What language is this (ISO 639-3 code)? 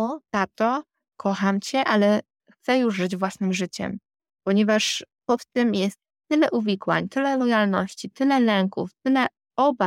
pol